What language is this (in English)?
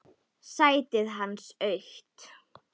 Icelandic